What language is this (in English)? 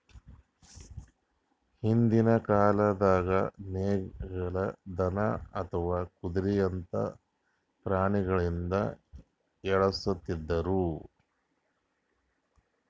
Kannada